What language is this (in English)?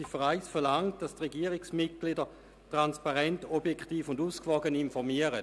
Swiss German